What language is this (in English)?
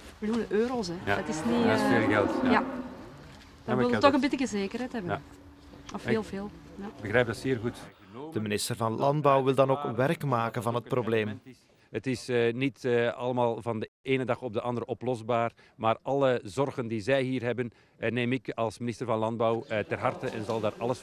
Dutch